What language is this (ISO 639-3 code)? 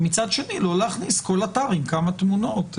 heb